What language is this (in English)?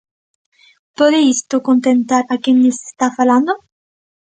Galician